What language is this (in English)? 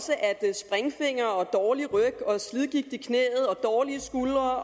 Danish